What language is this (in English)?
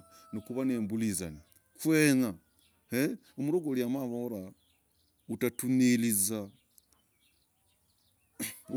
Logooli